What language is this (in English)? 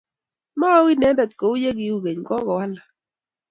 Kalenjin